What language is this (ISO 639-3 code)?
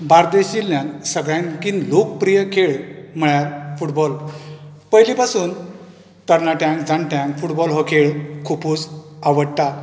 kok